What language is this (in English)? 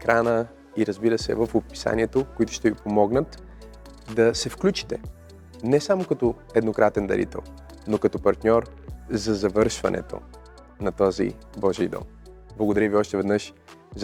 Bulgarian